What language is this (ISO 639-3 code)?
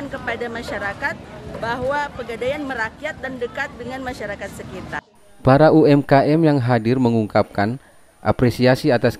ind